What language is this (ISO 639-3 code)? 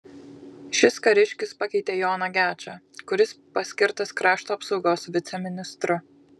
lit